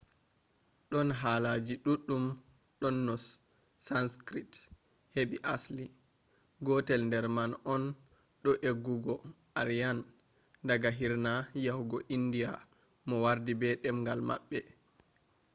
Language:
Fula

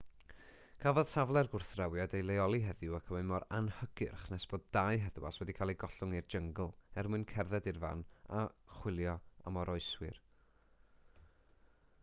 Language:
Welsh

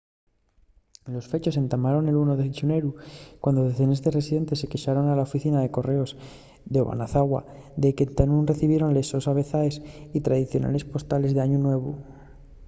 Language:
Asturian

